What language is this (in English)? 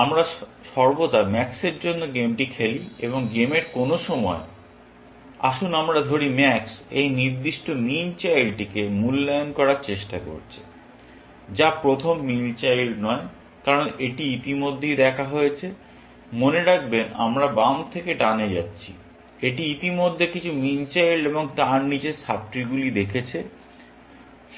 Bangla